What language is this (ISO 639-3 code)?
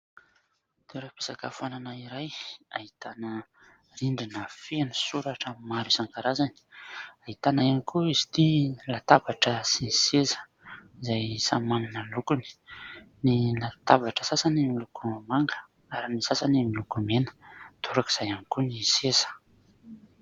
mlg